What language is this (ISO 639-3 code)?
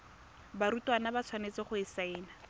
tsn